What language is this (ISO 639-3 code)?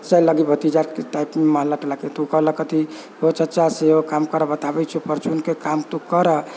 mai